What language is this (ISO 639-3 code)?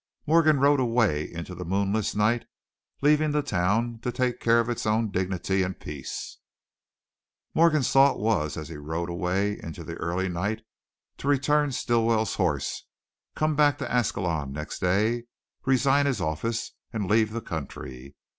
eng